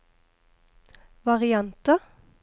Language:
Norwegian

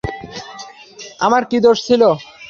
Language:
Bangla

